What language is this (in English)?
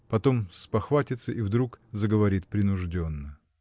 Russian